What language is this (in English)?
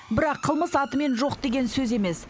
Kazakh